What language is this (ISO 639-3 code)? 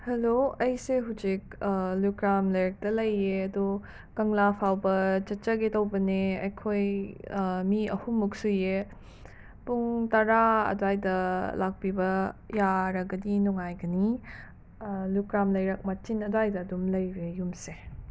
mni